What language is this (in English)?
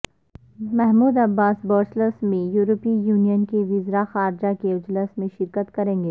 Urdu